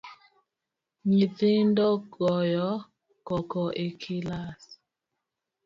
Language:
Luo (Kenya and Tanzania)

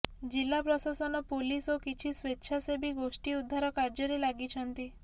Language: Odia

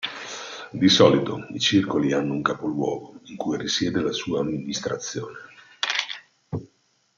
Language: Italian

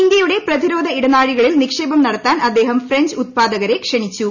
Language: Malayalam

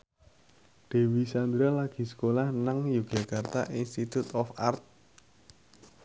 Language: Javanese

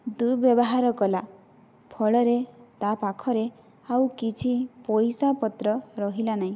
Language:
Odia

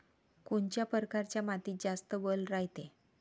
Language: Marathi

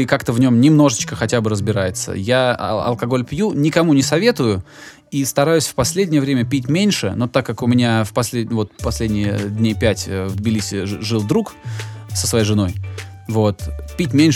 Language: Russian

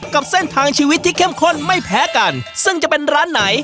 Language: Thai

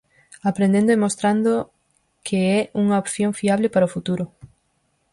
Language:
Galician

